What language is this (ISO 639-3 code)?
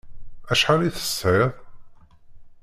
kab